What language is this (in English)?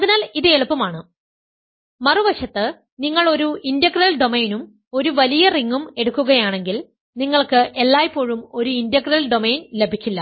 Malayalam